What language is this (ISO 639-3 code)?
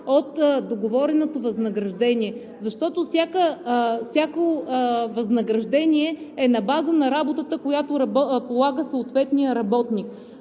bul